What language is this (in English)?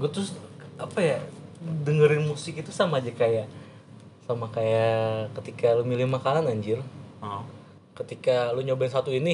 Indonesian